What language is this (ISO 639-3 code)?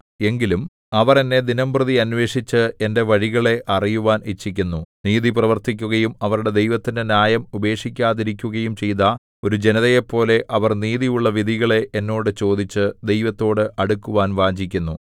mal